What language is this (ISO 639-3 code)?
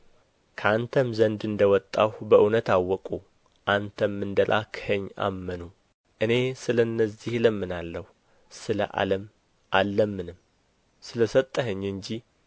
amh